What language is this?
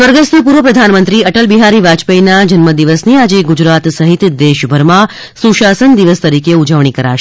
Gujarati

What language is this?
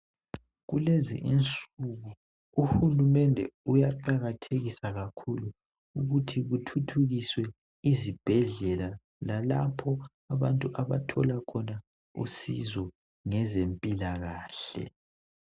North Ndebele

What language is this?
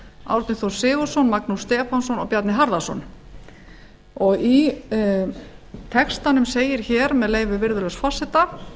Icelandic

